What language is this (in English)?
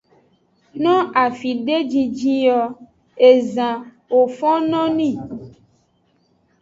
Aja (Benin)